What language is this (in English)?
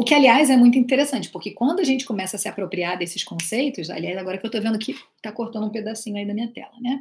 Portuguese